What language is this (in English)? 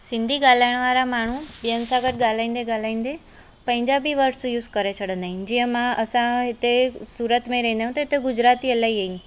Sindhi